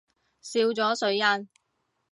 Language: Cantonese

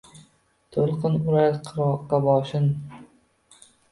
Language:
Uzbek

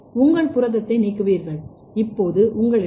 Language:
Tamil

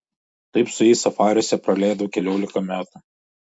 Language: Lithuanian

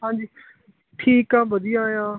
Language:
Punjabi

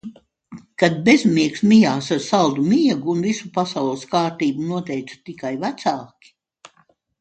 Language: Latvian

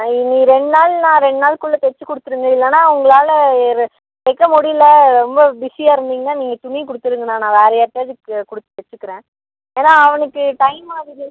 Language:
Tamil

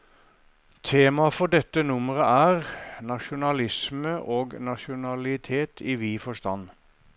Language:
Norwegian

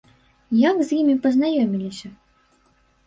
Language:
Belarusian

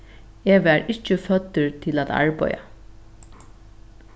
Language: Faroese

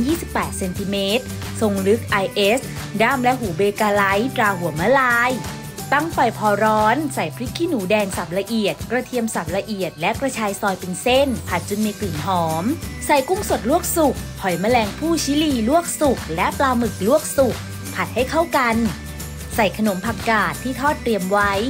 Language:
Thai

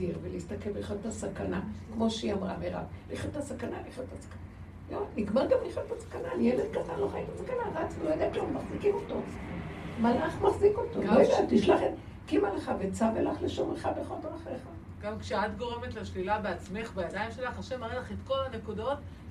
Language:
Hebrew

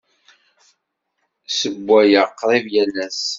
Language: Kabyle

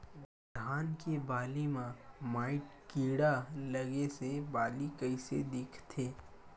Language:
Chhattisgarhi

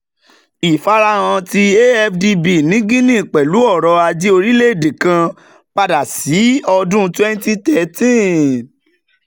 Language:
Yoruba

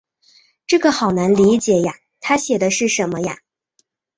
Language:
Chinese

